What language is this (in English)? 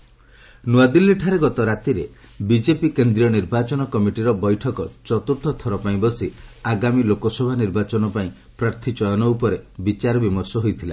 Odia